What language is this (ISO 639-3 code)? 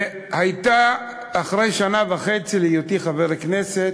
heb